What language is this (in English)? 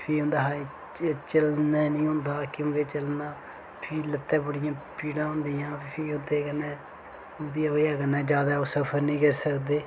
Dogri